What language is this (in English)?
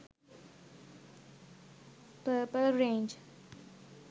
Sinhala